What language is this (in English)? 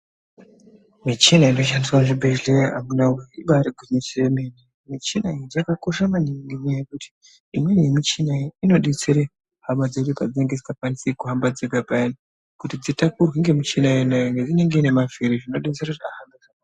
Ndau